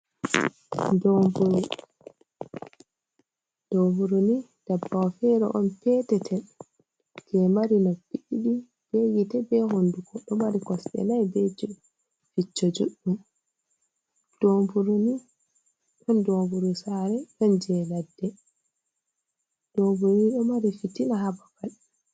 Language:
Fula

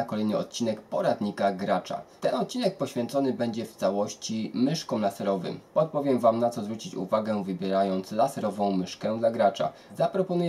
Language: Polish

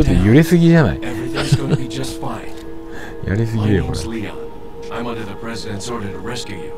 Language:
Japanese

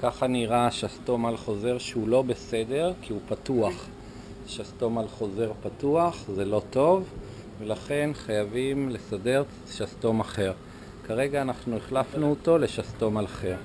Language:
Hebrew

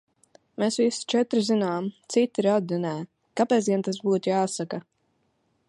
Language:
Latvian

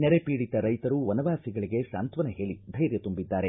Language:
Kannada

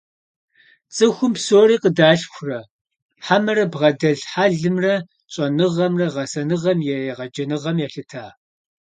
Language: Kabardian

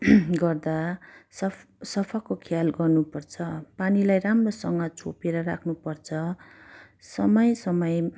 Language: Nepali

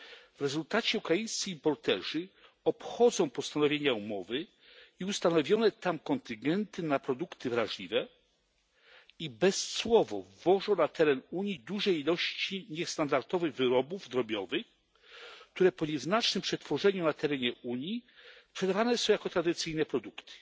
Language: Polish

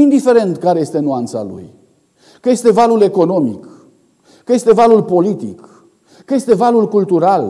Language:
Romanian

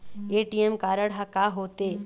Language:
Chhattisgarhi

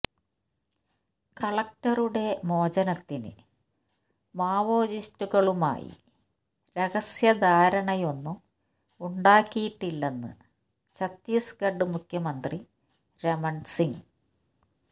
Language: Malayalam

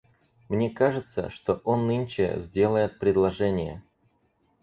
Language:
Russian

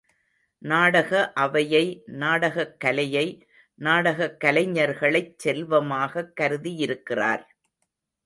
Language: Tamil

